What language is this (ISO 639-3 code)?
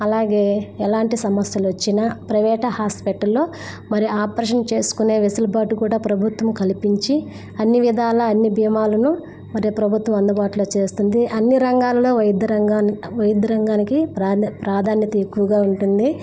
tel